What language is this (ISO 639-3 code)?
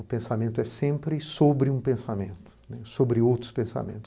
por